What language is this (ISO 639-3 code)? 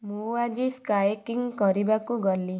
ori